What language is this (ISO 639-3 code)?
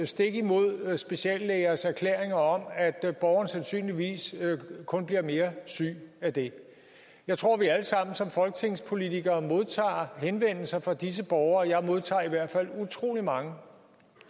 dan